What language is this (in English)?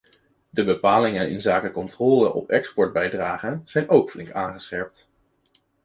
Dutch